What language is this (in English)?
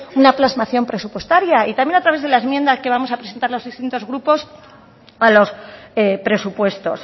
Spanish